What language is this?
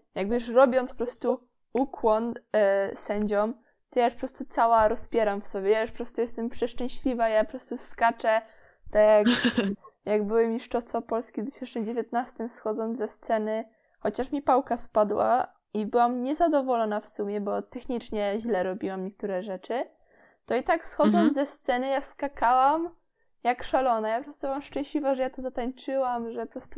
Polish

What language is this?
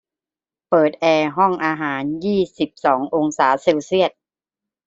Thai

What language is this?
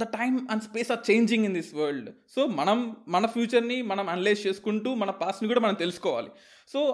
Telugu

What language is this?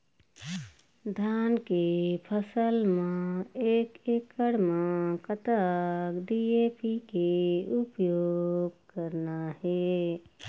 Chhattisgarhi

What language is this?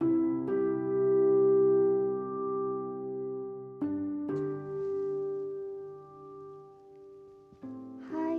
Indonesian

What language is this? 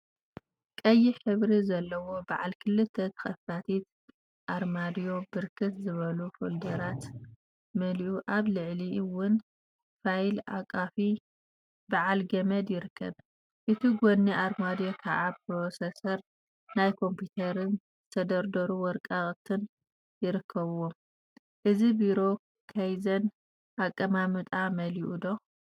Tigrinya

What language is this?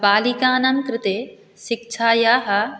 Sanskrit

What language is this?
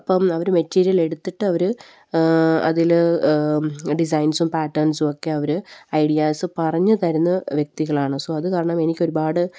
Malayalam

